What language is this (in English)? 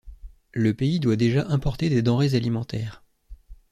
French